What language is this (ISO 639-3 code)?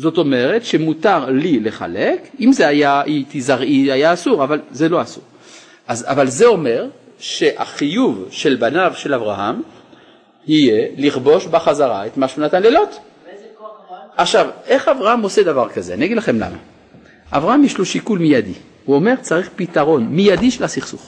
heb